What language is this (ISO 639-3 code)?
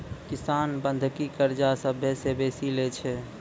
mai